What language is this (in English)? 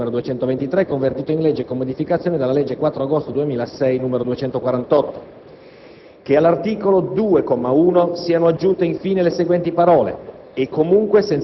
Italian